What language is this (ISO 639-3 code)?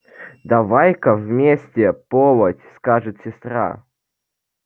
rus